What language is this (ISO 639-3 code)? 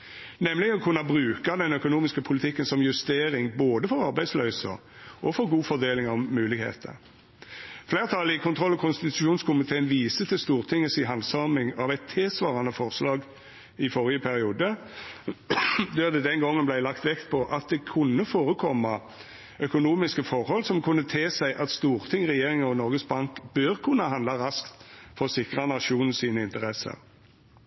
nno